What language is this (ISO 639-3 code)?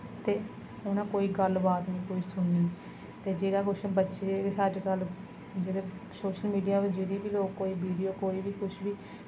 doi